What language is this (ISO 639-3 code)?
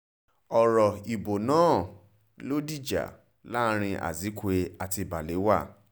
yor